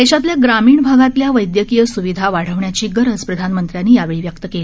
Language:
Marathi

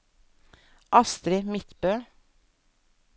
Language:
Norwegian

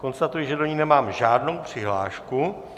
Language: Czech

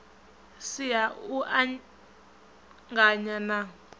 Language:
Venda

